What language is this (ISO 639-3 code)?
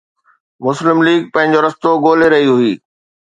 snd